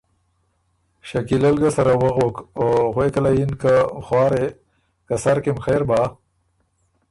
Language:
Ormuri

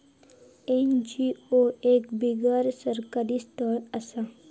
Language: Marathi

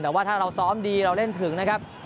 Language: Thai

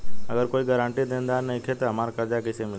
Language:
Bhojpuri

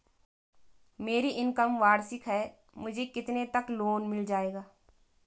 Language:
Hindi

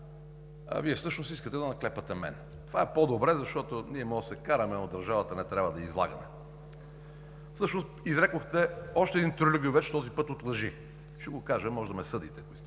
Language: Bulgarian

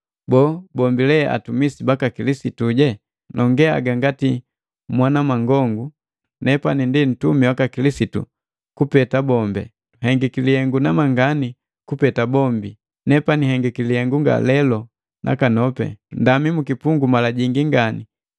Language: Matengo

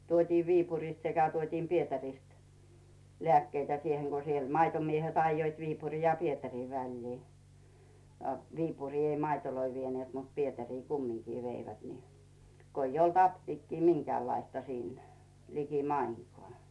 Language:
Finnish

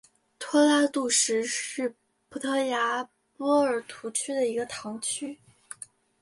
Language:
Chinese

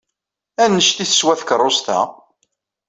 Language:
Kabyle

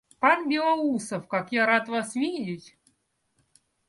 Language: Russian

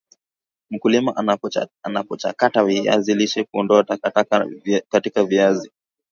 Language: Swahili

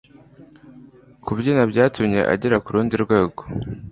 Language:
Kinyarwanda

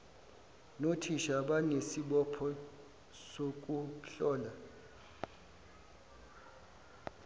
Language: Zulu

